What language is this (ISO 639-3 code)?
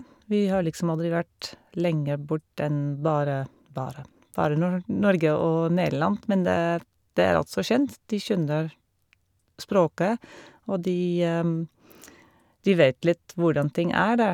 nor